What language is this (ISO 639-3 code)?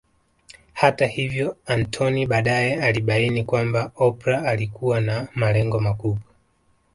swa